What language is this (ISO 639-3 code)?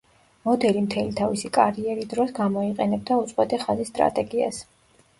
kat